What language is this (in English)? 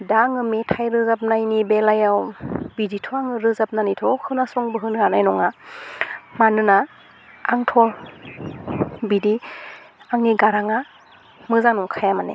Bodo